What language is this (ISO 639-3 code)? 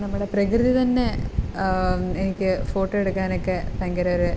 mal